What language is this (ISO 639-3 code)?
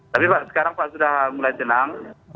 ind